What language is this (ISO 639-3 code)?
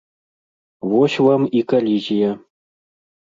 bel